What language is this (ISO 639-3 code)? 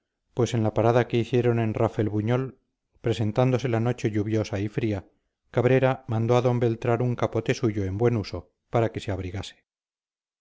spa